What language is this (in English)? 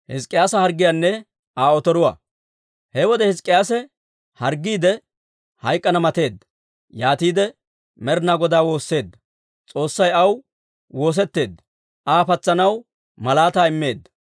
Dawro